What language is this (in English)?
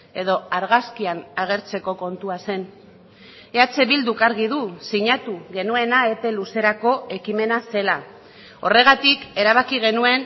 Basque